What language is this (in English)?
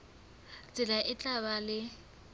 Southern Sotho